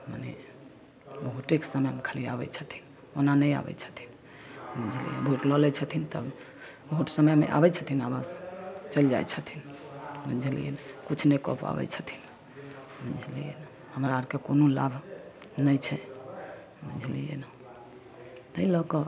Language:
Maithili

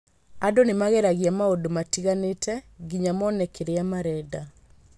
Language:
Kikuyu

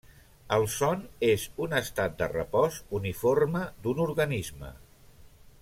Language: Catalan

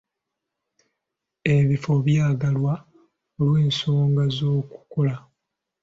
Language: Ganda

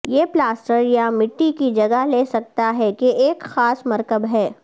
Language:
Urdu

